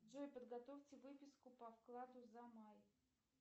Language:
Russian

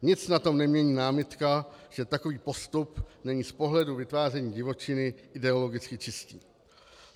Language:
Czech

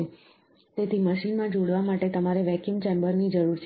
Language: Gujarati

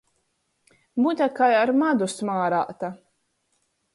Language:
Latgalian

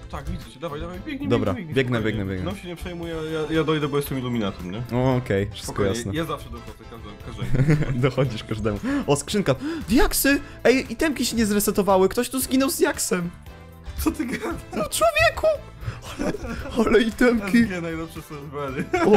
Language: Polish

